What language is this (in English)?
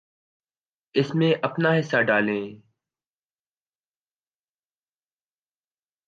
Urdu